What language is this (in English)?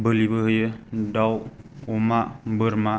Bodo